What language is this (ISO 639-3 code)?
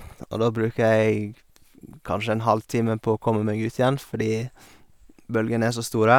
nor